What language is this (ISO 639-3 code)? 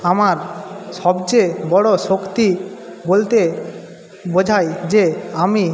ben